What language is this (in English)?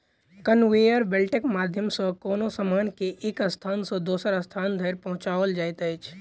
Maithili